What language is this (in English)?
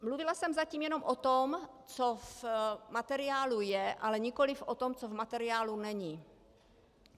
Czech